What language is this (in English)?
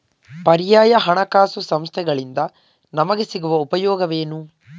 Kannada